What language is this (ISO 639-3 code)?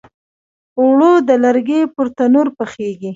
pus